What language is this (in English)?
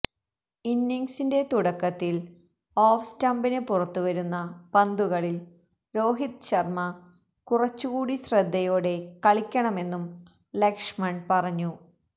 Malayalam